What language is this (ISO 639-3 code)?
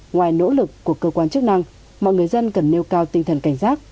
vie